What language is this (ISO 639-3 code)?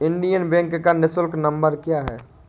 hin